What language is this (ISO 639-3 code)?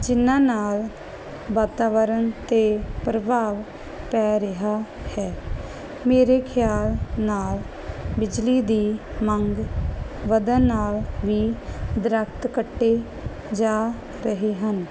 pan